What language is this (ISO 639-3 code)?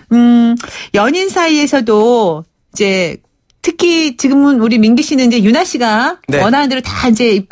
kor